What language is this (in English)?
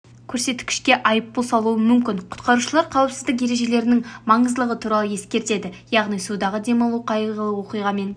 Kazakh